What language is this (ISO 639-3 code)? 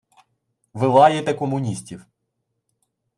ukr